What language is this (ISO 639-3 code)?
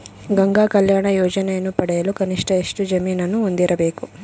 kan